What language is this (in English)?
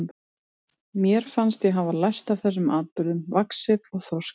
Icelandic